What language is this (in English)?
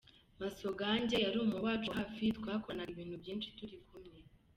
Kinyarwanda